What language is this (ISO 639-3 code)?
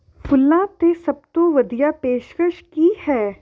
pan